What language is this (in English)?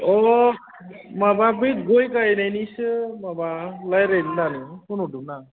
Bodo